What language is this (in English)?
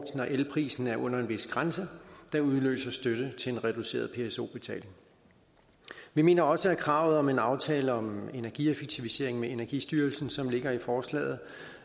Danish